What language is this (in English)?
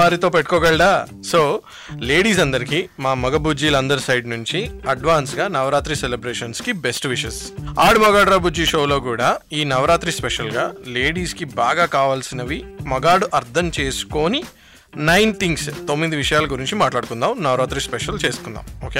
Telugu